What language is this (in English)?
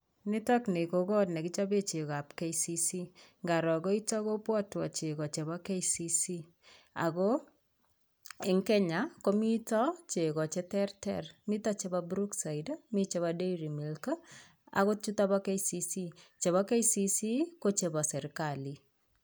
Kalenjin